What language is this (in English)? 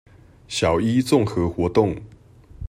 Chinese